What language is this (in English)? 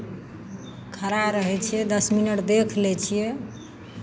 Maithili